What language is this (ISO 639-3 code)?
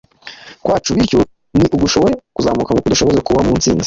kin